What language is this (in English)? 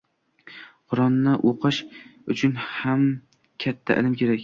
Uzbek